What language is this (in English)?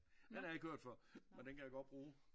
Danish